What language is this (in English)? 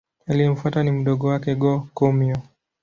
Swahili